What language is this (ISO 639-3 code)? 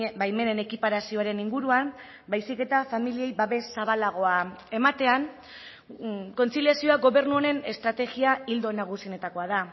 eus